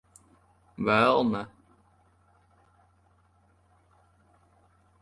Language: Latvian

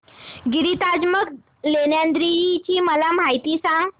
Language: Marathi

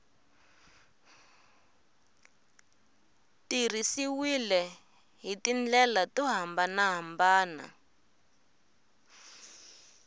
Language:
Tsonga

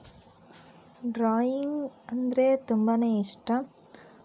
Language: Kannada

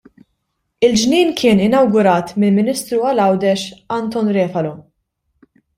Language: Maltese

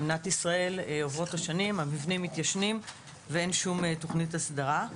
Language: Hebrew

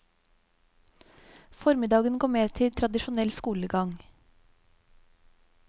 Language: Norwegian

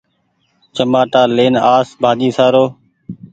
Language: Goaria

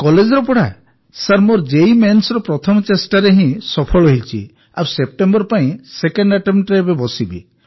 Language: Odia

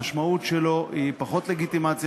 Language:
Hebrew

